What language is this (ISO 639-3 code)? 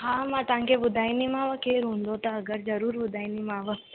snd